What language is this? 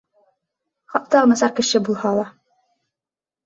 Bashkir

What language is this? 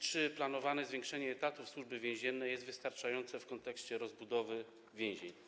Polish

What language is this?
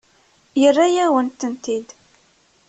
Kabyle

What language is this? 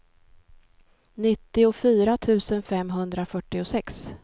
Swedish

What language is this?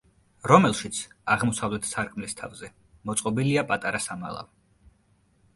Georgian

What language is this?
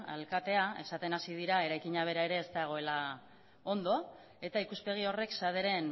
Basque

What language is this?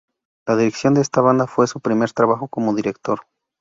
Spanish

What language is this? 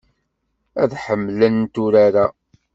Kabyle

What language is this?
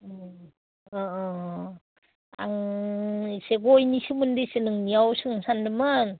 Bodo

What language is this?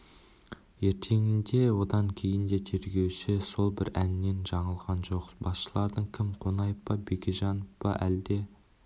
Kazakh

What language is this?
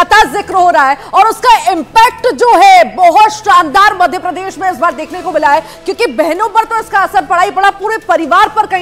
Hindi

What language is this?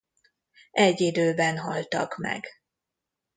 Hungarian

